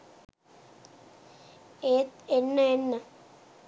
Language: Sinhala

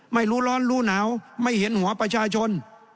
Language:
Thai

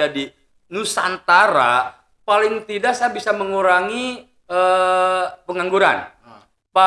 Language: Indonesian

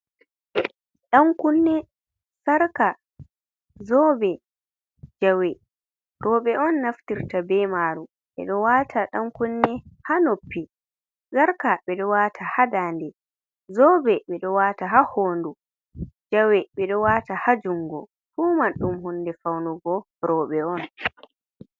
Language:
Fula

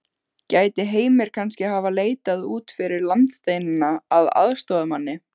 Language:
Icelandic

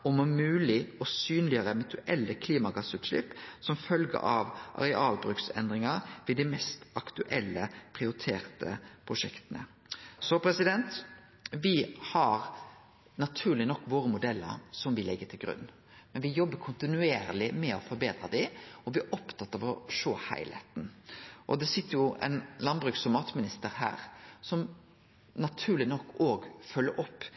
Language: Norwegian Nynorsk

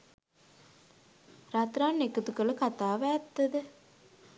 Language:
Sinhala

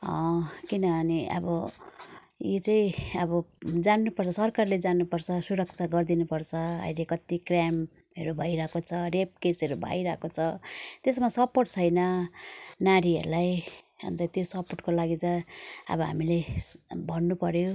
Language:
Nepali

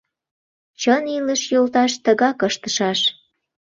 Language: Mari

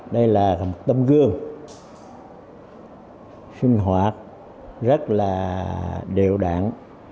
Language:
Vietnamese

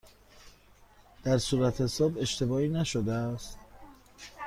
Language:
Persian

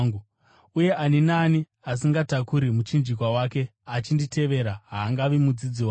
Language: Shona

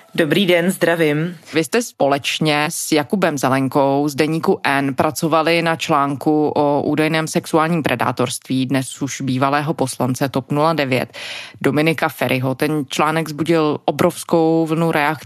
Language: Czech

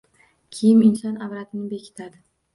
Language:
Uzbek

